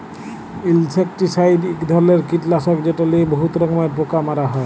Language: Bangla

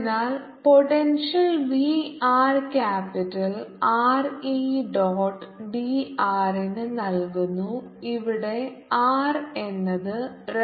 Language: Malayalam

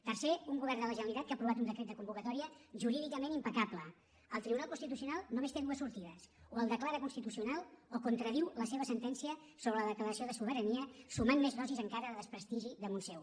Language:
Catalan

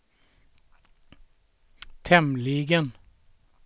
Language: Swedish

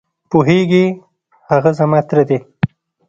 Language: Pashto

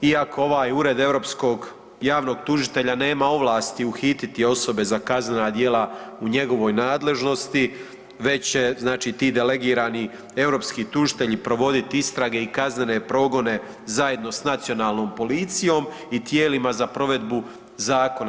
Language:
Croatian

